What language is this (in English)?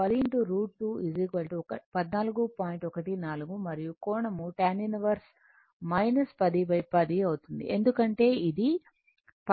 Telugu